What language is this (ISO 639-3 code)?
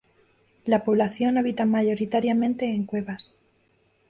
spa